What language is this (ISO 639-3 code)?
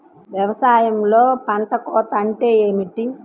tel